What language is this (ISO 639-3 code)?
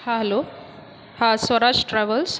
mar